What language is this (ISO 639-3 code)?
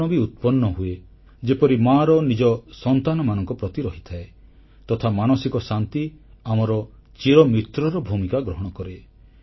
ori